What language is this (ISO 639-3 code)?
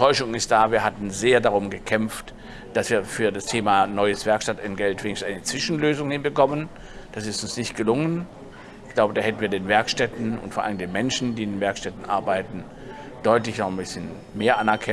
deu